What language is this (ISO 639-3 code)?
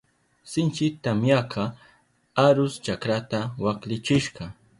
qup